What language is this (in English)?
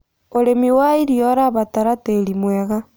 Kikuyu